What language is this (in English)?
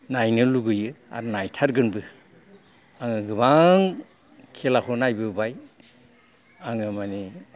Bodo